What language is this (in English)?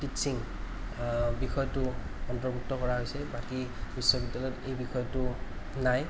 Assamese